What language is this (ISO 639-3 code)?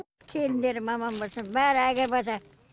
kaz